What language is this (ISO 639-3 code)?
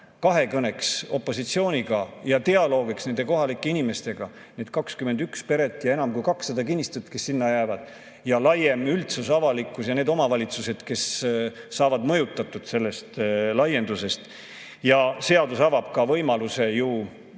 est